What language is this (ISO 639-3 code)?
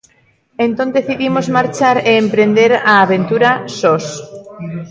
glg